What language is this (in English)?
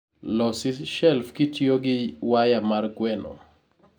Luo (Kenya and Tanzania)